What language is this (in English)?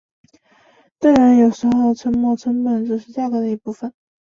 Chinese